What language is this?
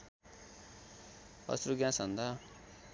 Nepali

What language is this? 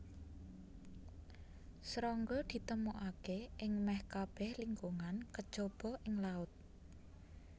Javanese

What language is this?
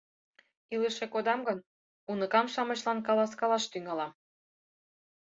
Mari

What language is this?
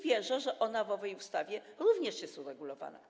Polish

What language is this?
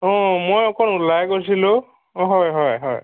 Assamese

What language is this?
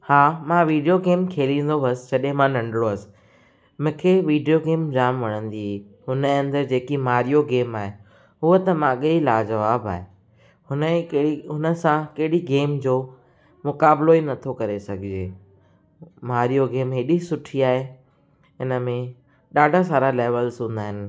Sindhi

